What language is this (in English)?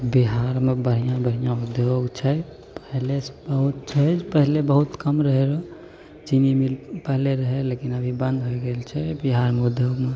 Maithili